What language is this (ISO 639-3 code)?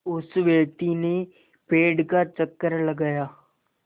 hin